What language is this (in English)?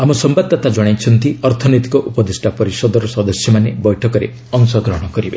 Odia